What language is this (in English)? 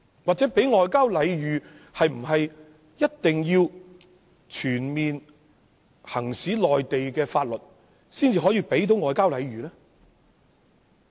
Cantonese